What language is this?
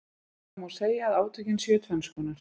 Icelandic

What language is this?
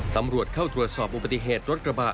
Thai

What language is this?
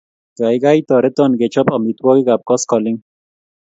Kalenjin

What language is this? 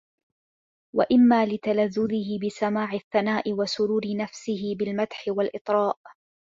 Arabic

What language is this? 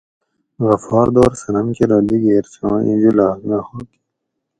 Gawri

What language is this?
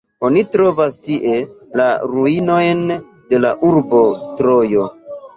Esperanto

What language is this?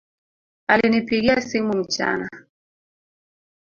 Swahili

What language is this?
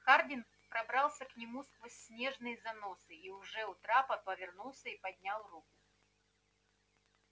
Russian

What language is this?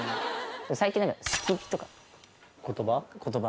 Japanese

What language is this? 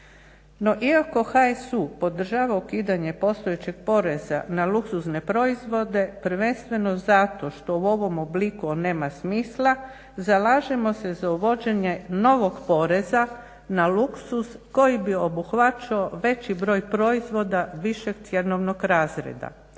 Croatian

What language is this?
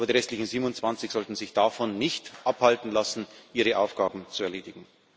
German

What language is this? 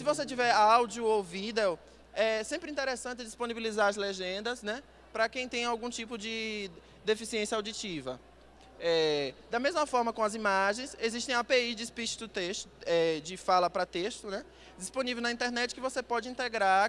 Portuguese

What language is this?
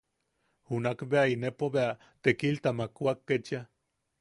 Yaqui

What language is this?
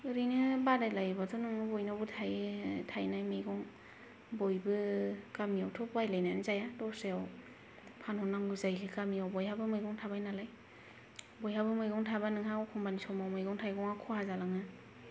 Bodo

